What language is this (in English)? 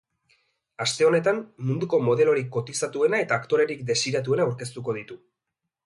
Basque